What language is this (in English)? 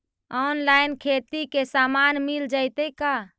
Magahi